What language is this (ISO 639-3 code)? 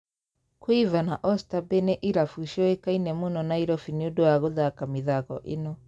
kik